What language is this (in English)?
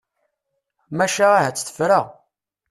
Kabyle